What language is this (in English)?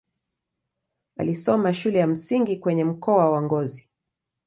Swahili